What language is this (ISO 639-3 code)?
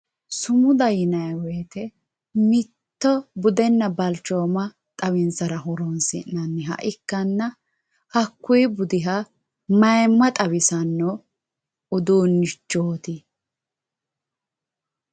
sid